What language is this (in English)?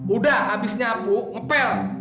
Indonesian